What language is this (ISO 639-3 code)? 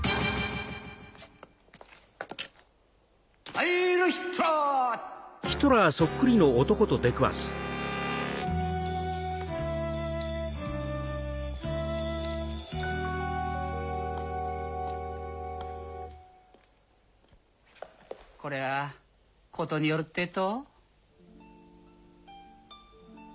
jpn